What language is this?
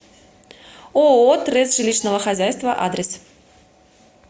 Russian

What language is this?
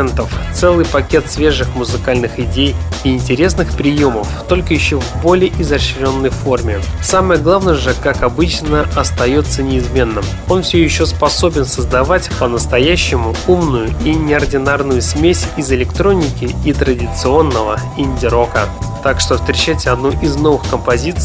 Russian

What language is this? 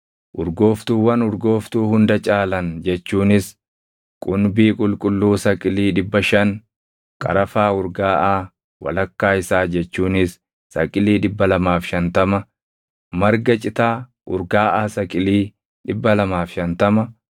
Oromo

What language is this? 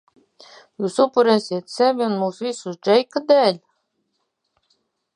Latvian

